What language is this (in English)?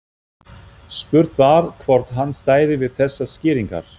Icelandic